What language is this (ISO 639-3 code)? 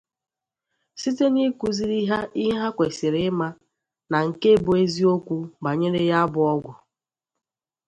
ibo